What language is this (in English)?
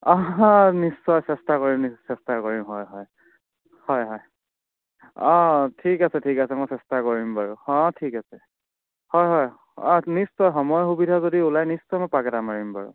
Assamese